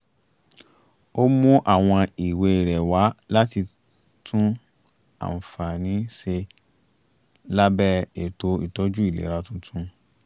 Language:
Yoruba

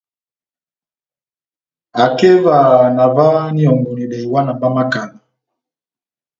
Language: Batanga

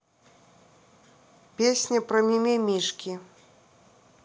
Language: Russian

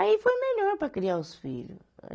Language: Portuguese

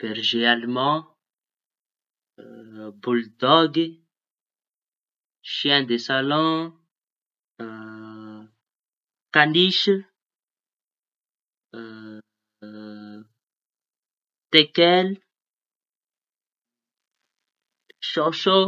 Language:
Tanosy Malagasy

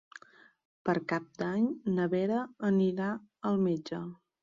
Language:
Catalan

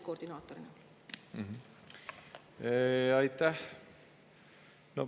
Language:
Estonian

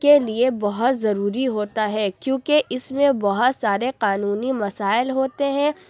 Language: Urdu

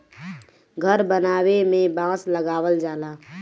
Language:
Bhojpuri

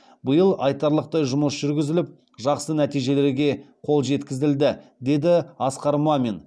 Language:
Kazakh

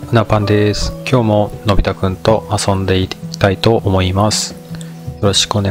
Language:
Japanese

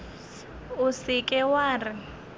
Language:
Northern Sotho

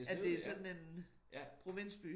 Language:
Danish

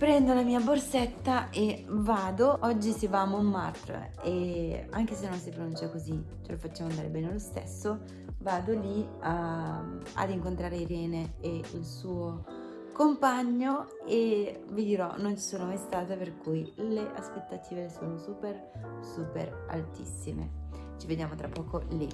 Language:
Italian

